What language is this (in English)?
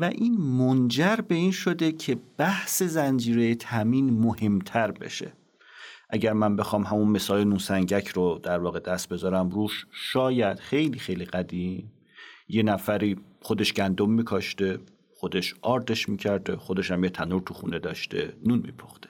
Persian